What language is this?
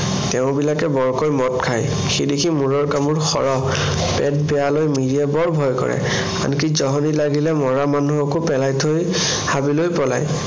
Assamese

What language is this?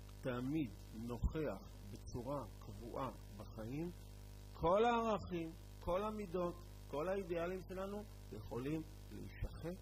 Hebrew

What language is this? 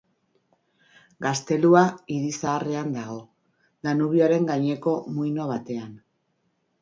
Basque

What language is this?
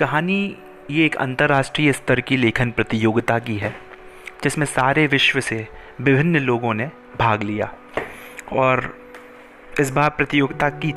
Hindi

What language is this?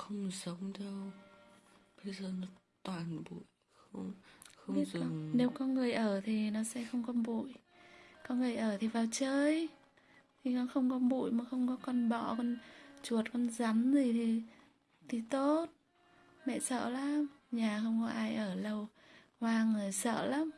Vietnamese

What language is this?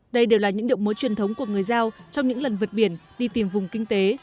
Vietnamese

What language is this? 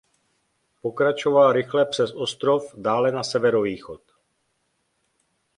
Czech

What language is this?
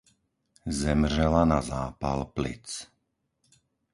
Czech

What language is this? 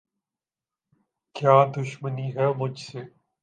Urdu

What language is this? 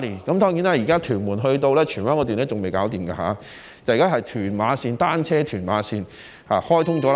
Cantonese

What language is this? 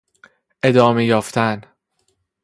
Persian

